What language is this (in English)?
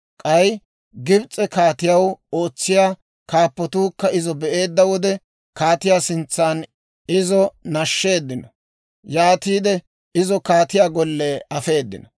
Dawro